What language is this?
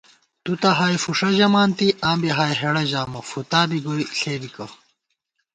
Gawar-Bati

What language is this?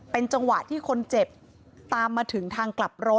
Thai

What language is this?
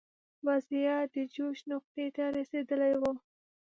Pashto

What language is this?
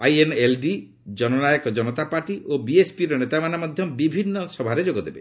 Odia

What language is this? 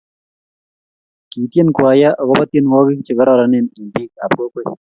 Kalenjin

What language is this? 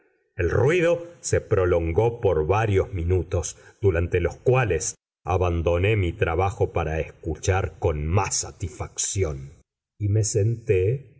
Spanish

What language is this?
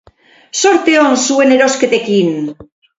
Basque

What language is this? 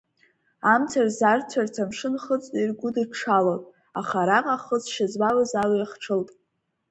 Abkhazian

